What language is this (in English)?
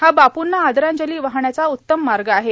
Marathi